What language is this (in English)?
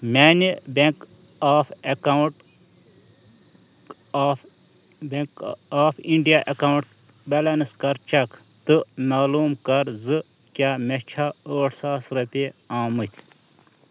Kashmiri